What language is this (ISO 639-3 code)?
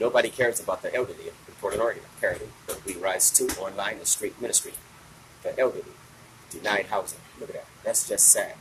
eng